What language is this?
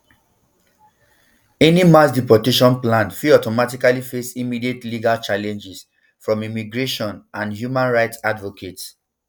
Nigerian Pidgin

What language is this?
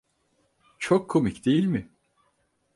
Turkish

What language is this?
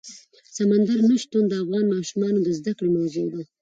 Pashto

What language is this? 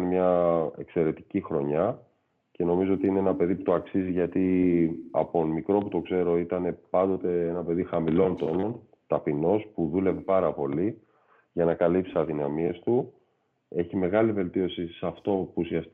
Greek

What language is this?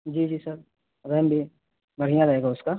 Urdu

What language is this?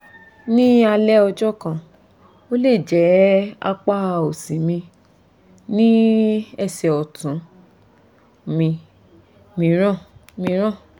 Yoruba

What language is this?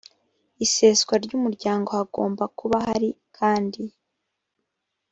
Kinyarwanda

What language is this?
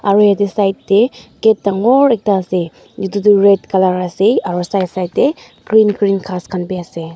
Naga Pidgin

